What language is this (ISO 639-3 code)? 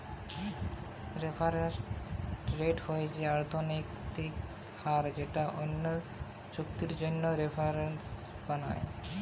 ben